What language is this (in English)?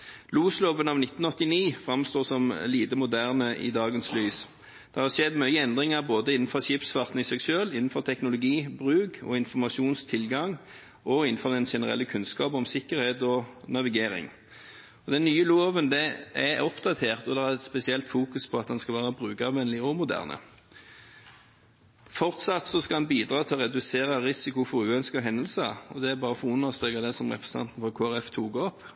Norwegian Bokmål